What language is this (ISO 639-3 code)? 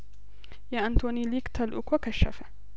amh